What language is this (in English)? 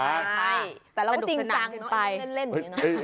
Thai